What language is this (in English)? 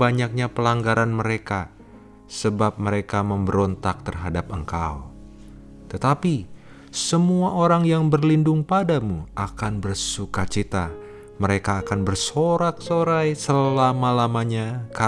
Indonesian